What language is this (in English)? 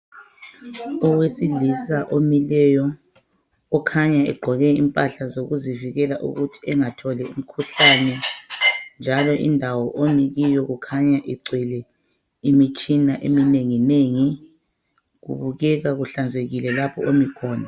North Ndebele